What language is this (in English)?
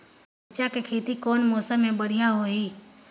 Chhattisgarhi